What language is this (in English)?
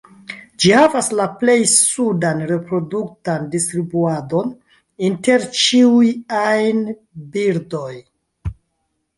Esperanto